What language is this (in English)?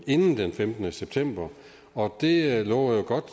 Danish